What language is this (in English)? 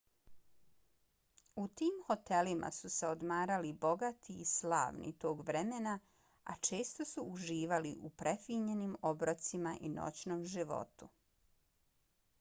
Bosnian